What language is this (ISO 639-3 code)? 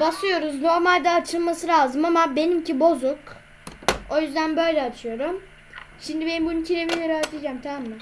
tur